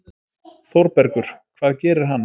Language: Icelandic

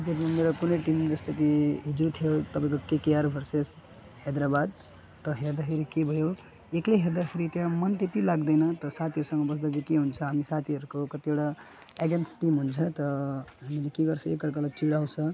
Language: Nepali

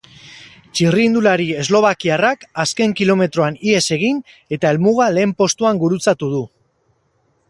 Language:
Basque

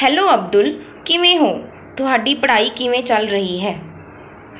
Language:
Punjabi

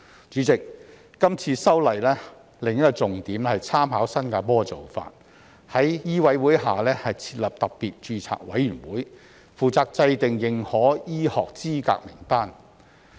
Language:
Cantonese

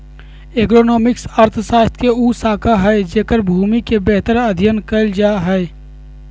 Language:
Magahi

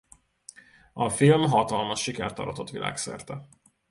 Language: Hungarian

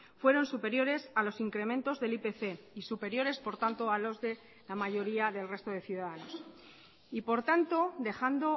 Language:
Spanish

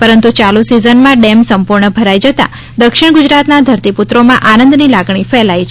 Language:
Gujarati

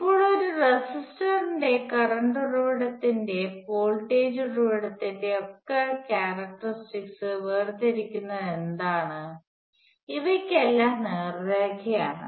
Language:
Malayalam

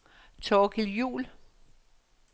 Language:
Danish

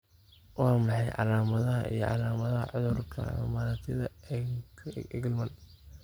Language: Somali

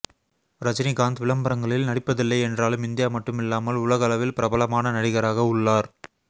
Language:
Tamil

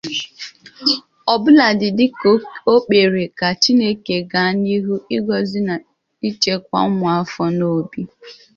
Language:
Igbo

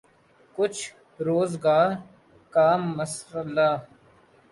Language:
Urdu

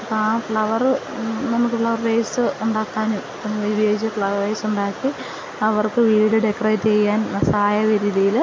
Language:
Malayalam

